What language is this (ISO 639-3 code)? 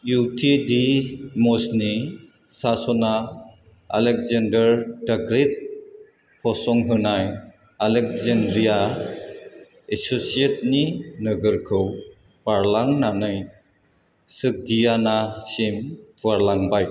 brx